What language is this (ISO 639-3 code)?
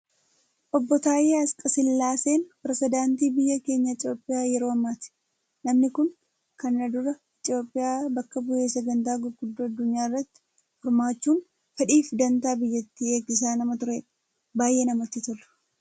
orm